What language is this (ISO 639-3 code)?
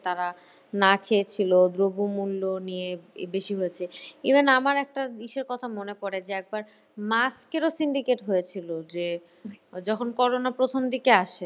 ben